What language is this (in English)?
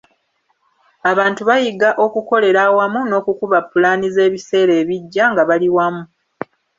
Ganda